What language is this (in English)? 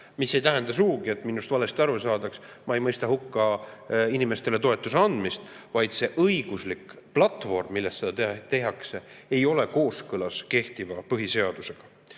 Estonian